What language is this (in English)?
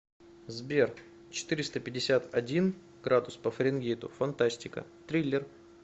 Russian